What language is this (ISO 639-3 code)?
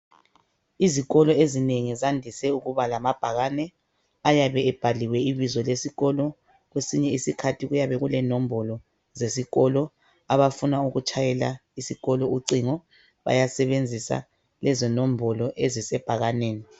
nde